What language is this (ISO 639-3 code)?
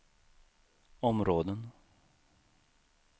swe